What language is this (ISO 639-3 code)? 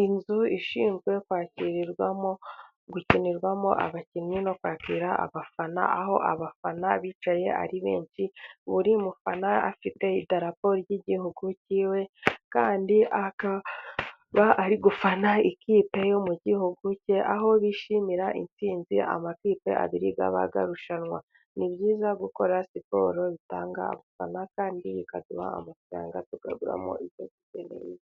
kin